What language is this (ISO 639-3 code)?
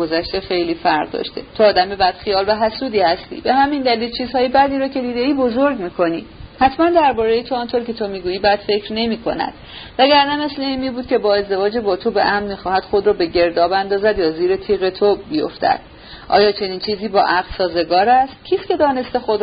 fas